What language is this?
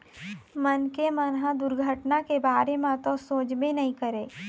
Chhattisgarhi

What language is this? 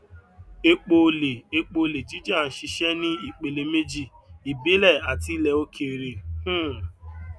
Yoruba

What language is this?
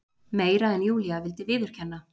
Icelandic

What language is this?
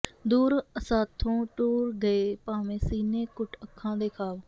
Punjabi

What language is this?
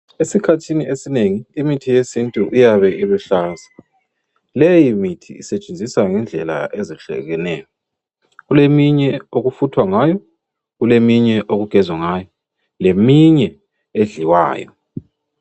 North Ndebele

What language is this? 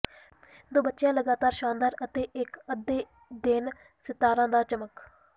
Punjabi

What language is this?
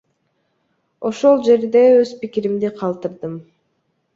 Kyrgyz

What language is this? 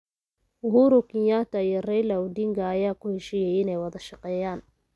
Somali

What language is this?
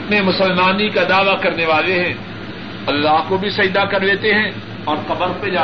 Urdu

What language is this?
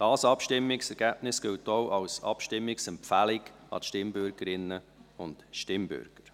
Swiss German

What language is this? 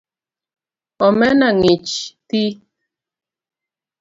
Luo (Kenya and Tanzania)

